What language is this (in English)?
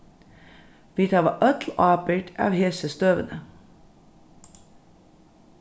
Faroese